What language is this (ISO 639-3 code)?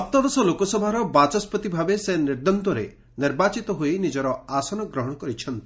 ori